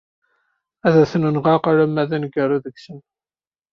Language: Kabyle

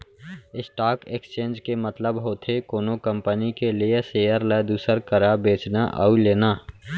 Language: Chhattisgarhi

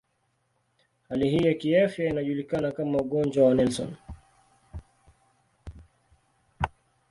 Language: Swahili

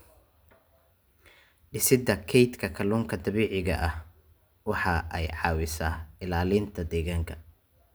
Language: Somali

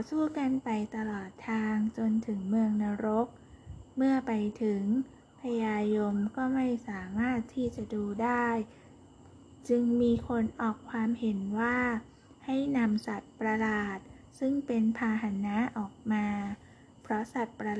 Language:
Thai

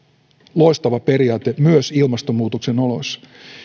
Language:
Finnish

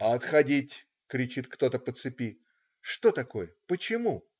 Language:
Russian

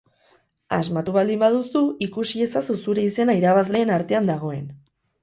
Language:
Basque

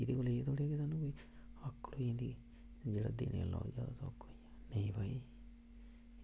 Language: Dogri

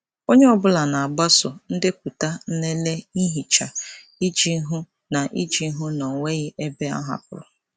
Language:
Igbo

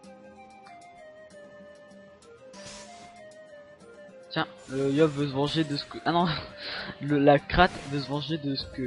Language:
French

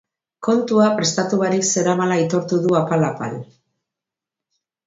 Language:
Basque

